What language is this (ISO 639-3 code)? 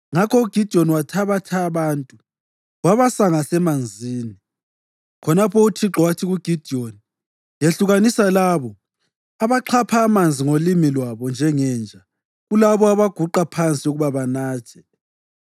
nde